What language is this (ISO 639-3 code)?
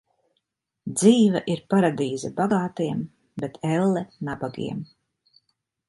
lav